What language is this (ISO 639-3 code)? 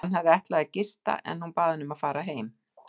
isl